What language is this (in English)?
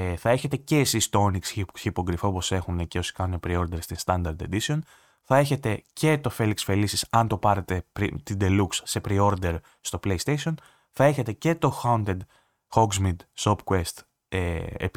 Greek